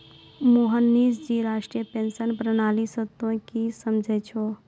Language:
Maithili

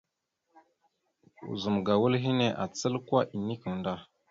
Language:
Mada (Cameroon)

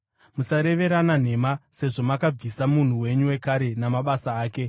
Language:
Shona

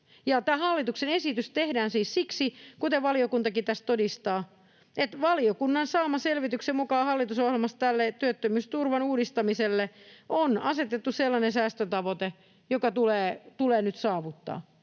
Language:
Finnish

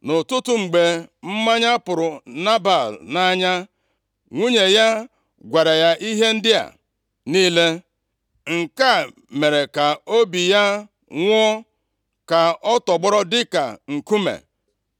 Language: Igbo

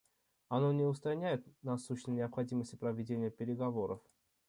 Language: Russian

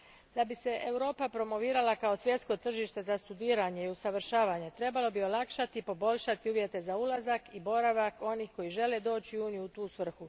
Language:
Croatian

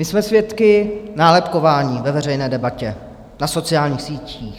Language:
Czech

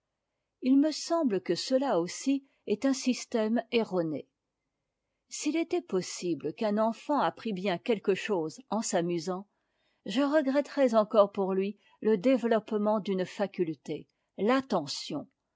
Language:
French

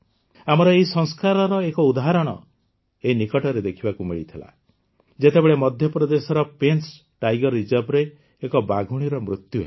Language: Odia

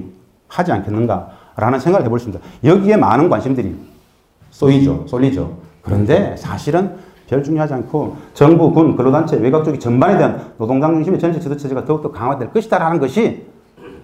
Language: Korean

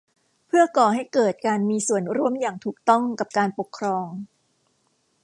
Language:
Thai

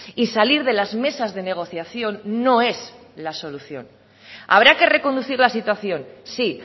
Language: Spanish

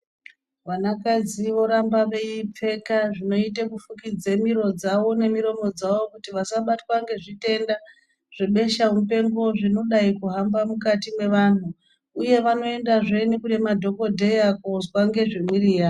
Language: Ndau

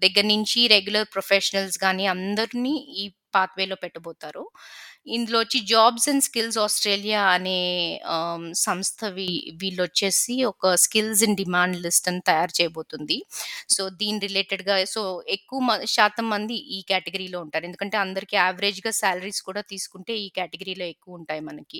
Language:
Telugu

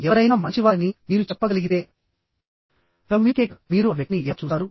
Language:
Telugu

